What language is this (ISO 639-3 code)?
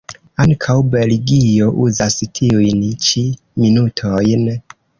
epo